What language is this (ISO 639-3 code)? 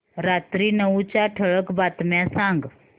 mar